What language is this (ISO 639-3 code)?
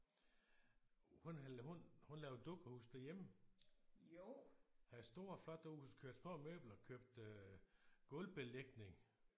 dan